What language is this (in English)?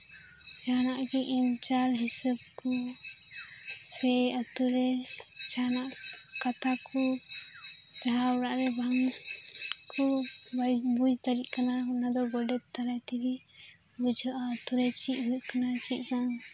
Santali